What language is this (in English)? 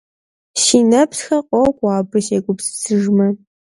Kabardian